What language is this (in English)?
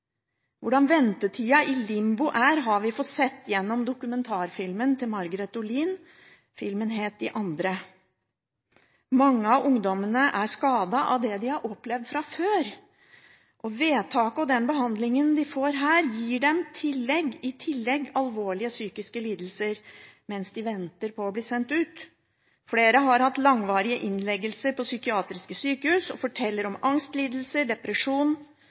Norwegian Bokmål